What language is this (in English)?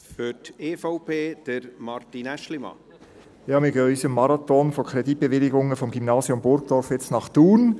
Swiss German